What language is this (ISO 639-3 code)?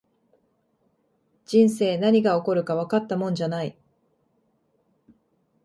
jpn